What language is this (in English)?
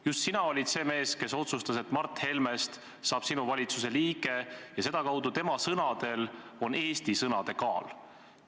Estonian